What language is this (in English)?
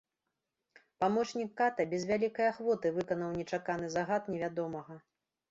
Belarusian